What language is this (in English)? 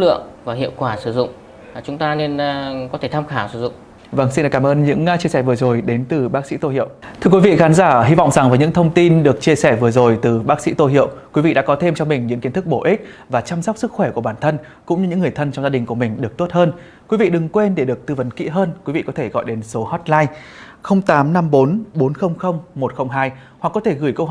Vietnamese